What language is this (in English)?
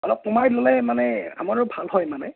Assamese